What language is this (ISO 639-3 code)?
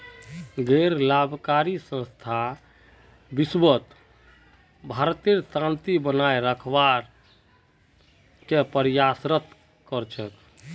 mag